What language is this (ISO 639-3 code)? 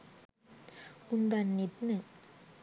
sin